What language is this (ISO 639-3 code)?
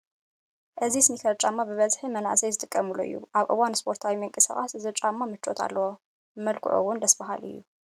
tir